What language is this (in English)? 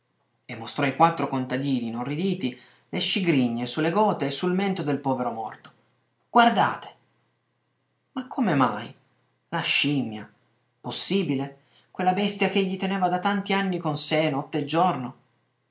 Italian